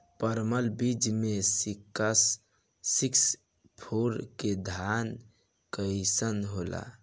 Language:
Bhojpuri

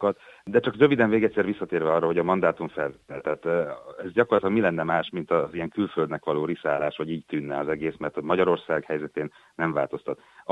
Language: Hungarian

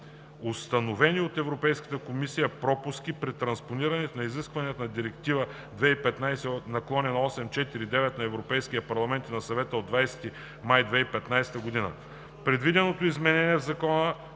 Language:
Bulgarian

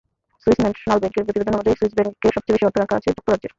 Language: Bangla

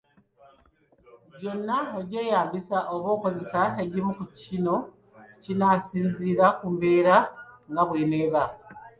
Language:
Ganda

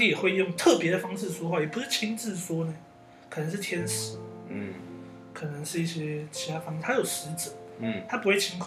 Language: Chinese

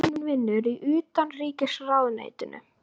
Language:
Icelandic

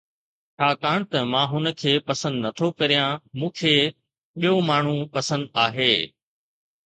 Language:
Sindhi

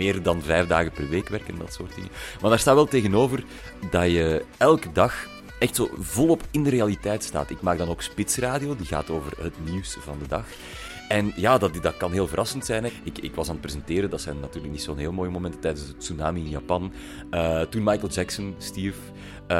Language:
Dutch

